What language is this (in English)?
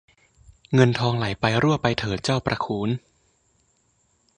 Thai